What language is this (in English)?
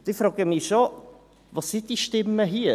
Swiss German